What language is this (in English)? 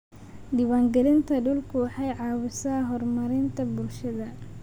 Somali